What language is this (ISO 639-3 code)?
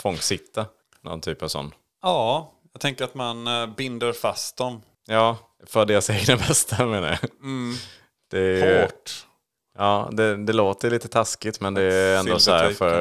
swe